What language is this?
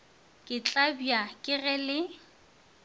Northern Sotho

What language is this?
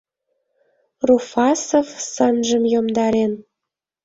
Mari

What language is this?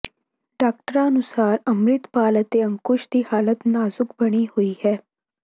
Punjabi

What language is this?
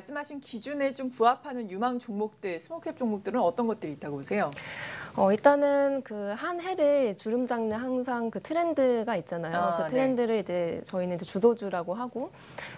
Korean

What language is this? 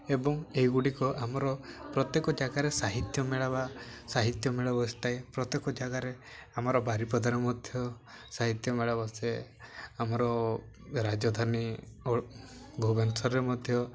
Odia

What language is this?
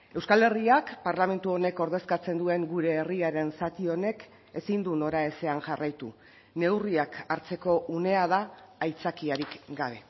Basque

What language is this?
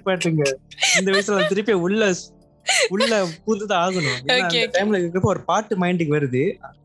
Tamil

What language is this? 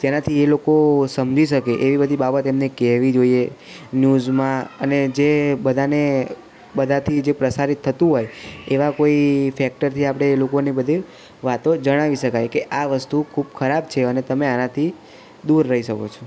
Gujarati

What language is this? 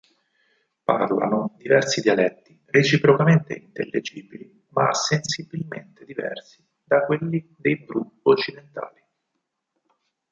Italian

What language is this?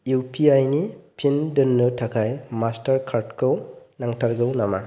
Bodo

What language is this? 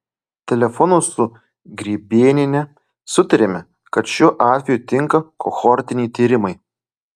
Lithuanian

